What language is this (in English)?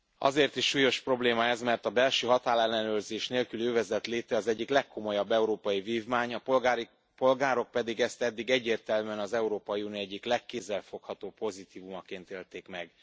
Hungarian